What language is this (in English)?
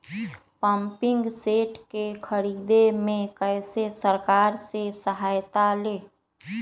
Magahi